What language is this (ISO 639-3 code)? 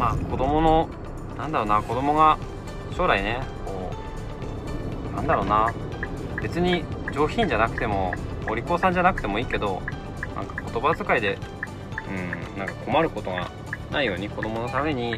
jpn